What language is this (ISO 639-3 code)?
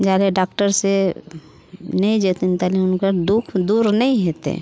mai